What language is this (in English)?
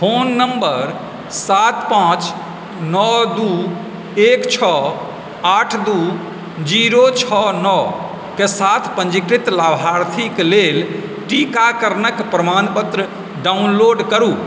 Maithili